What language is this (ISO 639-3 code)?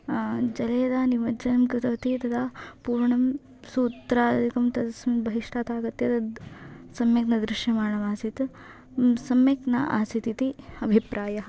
san